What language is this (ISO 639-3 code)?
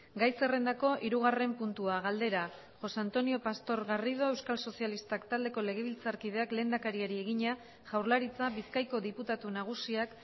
eus